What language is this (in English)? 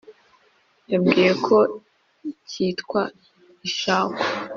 Kinyarwanda